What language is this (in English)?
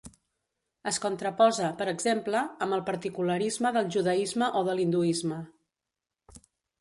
Catalan